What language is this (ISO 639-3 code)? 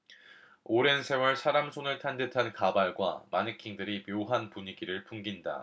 kor